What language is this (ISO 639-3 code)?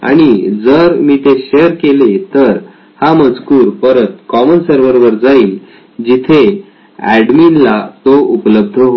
mar